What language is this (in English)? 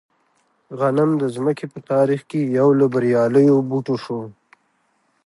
Pashto